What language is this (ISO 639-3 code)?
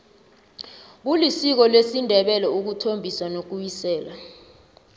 nbl